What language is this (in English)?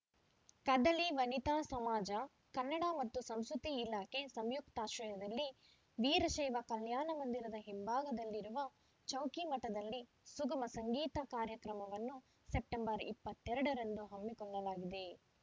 Kannada